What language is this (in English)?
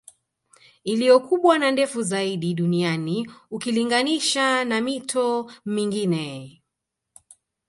Swahili